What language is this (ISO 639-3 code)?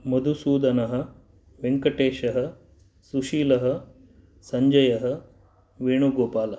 san